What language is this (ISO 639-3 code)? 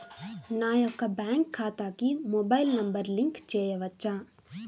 tel